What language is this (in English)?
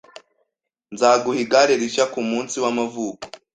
Kinyarwanda